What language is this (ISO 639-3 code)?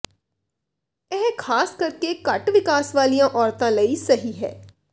pan